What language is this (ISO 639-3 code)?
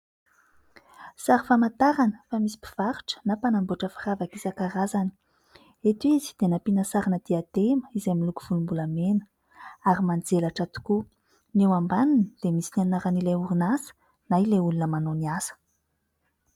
mlg